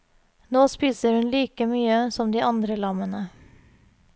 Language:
Norwegian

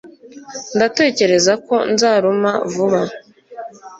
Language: Kinyarwanda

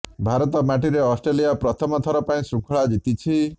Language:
Odia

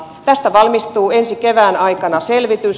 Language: Finnish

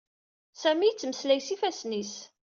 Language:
Kabyle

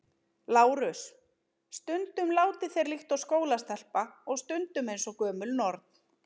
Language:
Icelandic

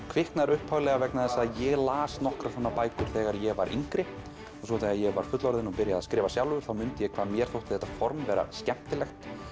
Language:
Icelandic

